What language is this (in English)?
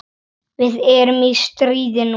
Icelandic